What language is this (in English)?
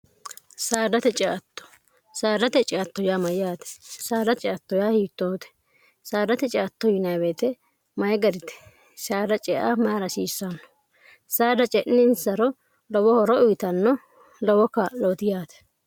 Sidamo